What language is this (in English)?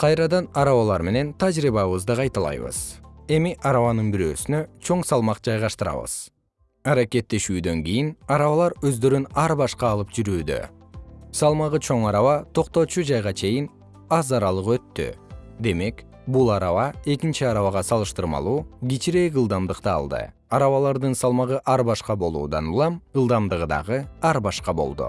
Kyrgyz